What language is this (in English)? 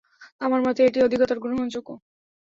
Bangla